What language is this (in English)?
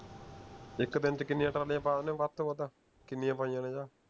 Punjabi